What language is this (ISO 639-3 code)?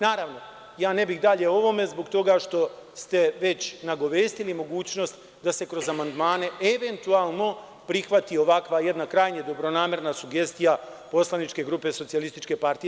srp